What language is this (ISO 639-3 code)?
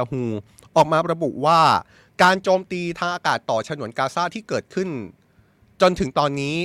tha